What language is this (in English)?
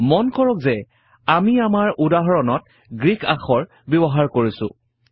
Assamese